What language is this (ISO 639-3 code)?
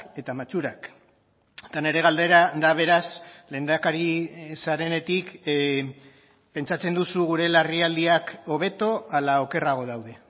eus